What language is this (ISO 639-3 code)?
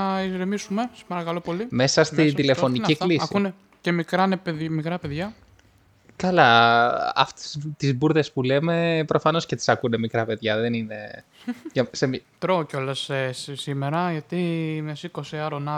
ell